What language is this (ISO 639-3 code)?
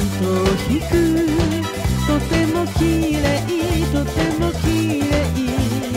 ara